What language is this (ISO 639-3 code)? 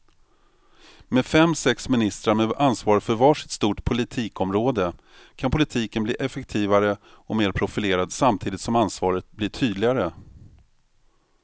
swe